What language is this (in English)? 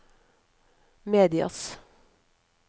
Norwegian